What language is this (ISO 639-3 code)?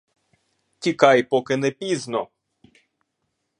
ukr